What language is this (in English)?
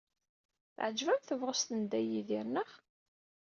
Kabyle